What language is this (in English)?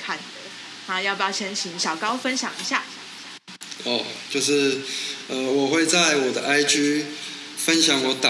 Chinese